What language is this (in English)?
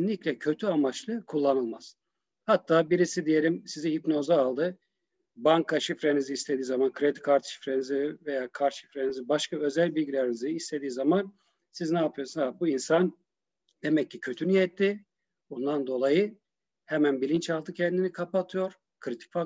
Turkish